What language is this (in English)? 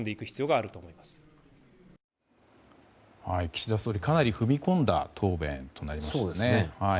Japanese